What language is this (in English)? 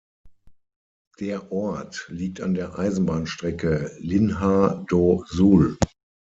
German